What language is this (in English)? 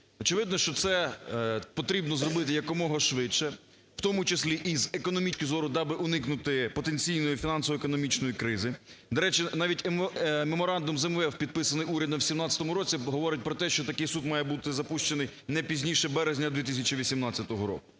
Ukrainian